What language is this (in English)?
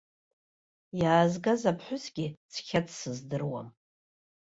Abkhazian